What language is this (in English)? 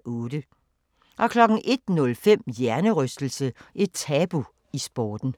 Danish